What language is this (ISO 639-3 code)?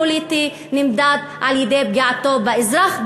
heb